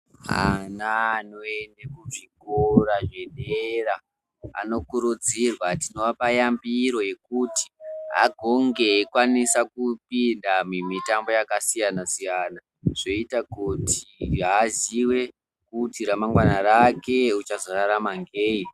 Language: Ndau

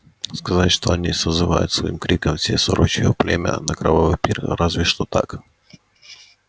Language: Russian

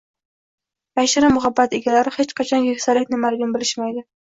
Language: Uzbek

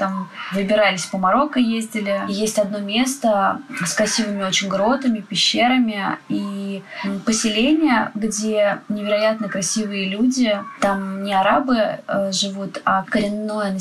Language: Russian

